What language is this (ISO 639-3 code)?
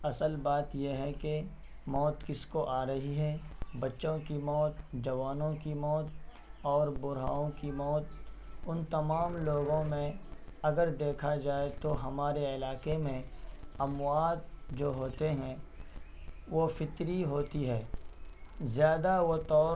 urd